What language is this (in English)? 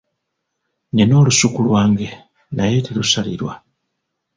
Ganda